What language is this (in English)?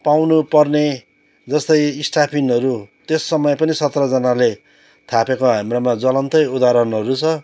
Nepali